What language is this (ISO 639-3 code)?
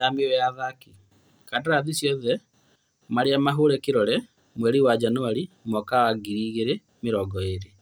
kik